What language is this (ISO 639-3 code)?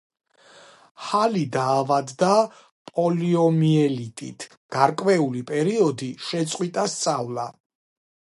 kat